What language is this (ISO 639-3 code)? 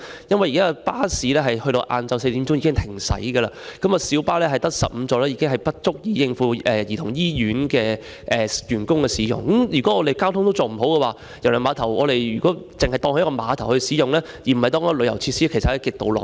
yue